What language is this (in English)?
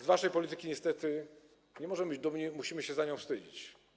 Polish